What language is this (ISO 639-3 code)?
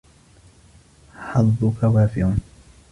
ara